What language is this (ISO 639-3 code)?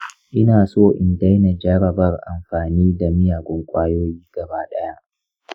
hau